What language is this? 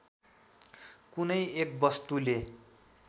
Nepali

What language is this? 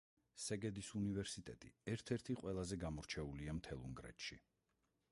Georgian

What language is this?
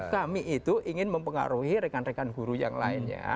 Indonesian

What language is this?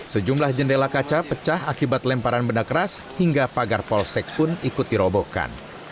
Indonesian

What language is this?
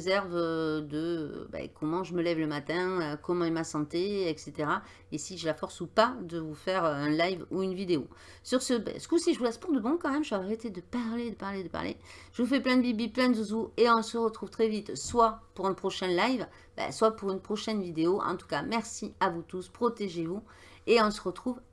French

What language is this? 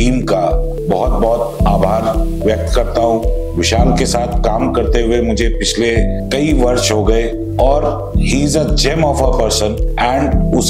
Hindi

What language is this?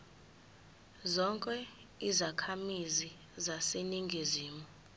Zulu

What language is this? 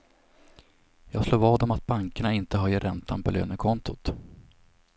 Swedish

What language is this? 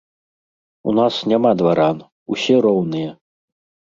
Belarusian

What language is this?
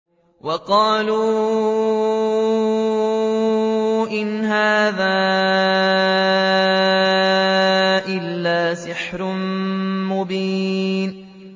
Arabic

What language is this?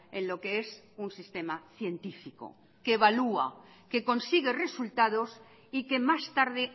Spanish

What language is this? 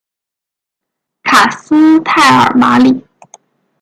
Chinese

